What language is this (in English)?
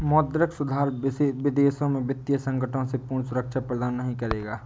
Hindi